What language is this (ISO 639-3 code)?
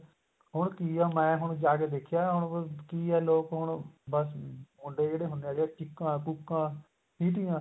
pan